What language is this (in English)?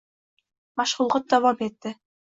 Uzbek